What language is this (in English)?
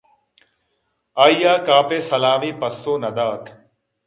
Eastern Balochi